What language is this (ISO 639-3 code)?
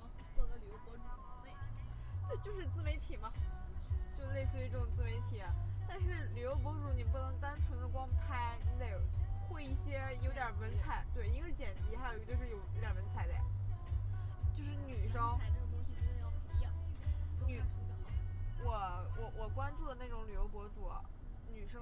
zho